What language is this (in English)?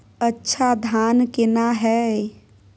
Maithili